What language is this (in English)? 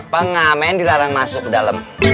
Indonesian